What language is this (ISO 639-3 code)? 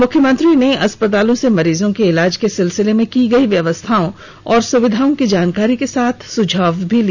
hin